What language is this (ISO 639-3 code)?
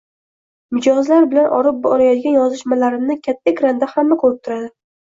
uzb